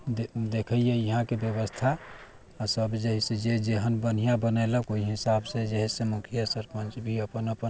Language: Maithili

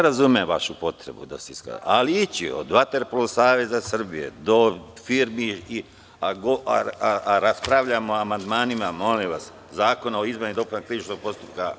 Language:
Serbian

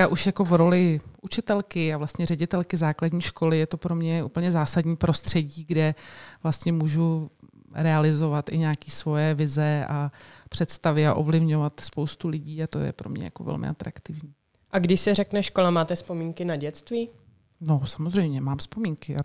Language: Czech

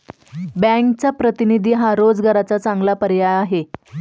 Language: Marathi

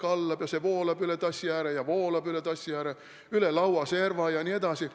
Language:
Estonian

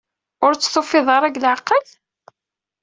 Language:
Kabyle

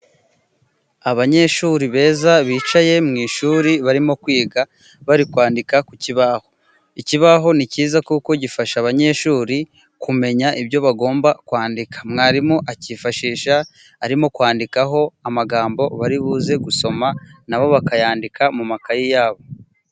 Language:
Kinyarwanda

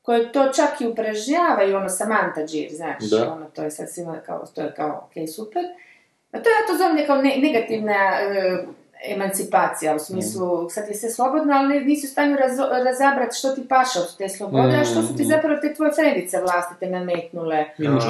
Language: Croatian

